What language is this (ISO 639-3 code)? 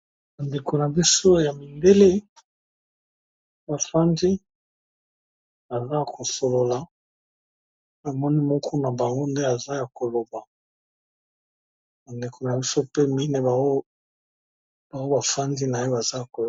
lin